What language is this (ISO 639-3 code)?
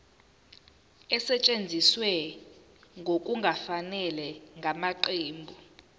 zul